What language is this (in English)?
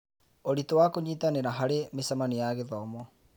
Kikuyu